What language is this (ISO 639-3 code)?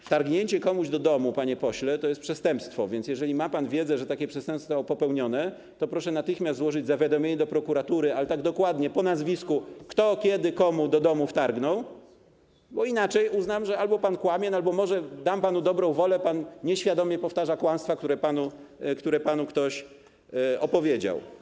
pol